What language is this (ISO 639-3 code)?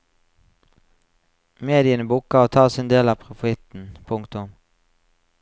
nor